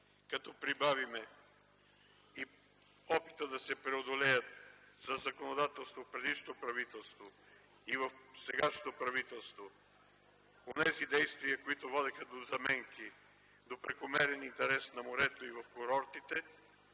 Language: Bulgarian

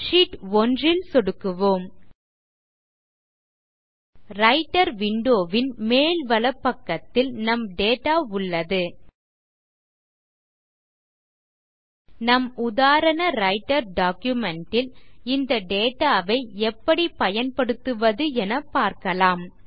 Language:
Tamil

